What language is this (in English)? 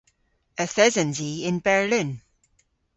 Cornish